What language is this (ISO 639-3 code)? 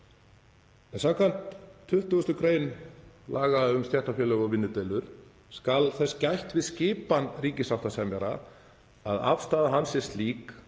isl